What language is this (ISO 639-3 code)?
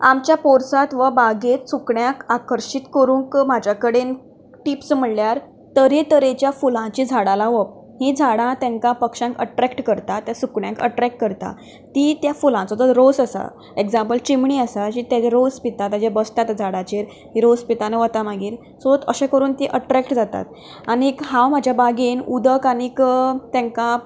kok